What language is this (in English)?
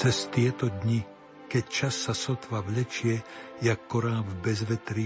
Slovak